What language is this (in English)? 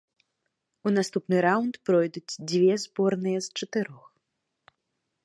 Belarusian